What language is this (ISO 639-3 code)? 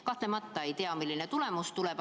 est